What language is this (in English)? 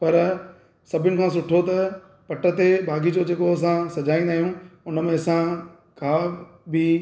Sindhi